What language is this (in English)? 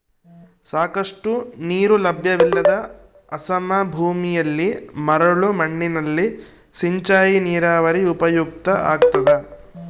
Kannada